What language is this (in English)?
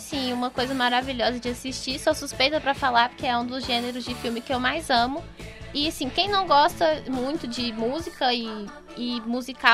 Portuguese